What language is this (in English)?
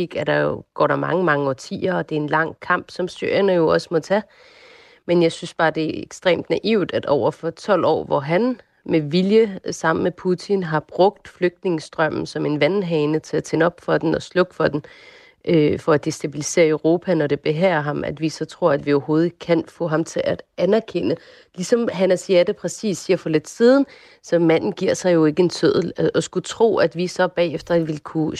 Danish